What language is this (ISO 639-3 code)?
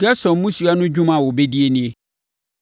aka